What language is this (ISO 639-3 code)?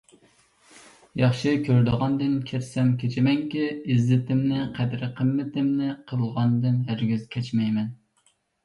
uig